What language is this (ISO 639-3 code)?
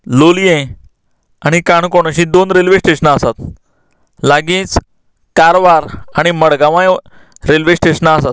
kok